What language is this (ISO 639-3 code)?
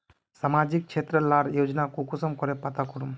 mag